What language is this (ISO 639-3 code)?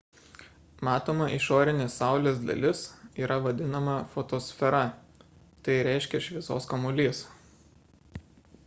lit